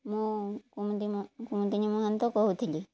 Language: Odia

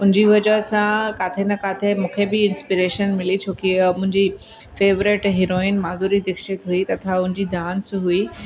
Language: Sindhi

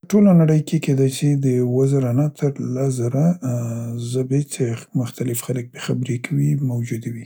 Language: Central Pashto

